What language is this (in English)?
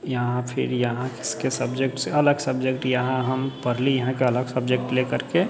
Maithili